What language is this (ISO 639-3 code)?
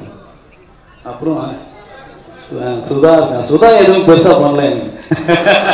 tam